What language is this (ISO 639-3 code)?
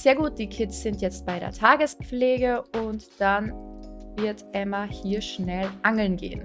deu